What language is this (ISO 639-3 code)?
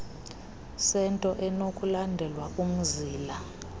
xho